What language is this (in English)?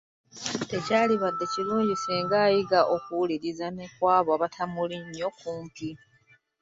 Ganda